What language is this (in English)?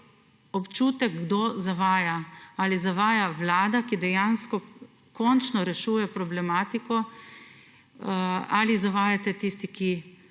Slovenian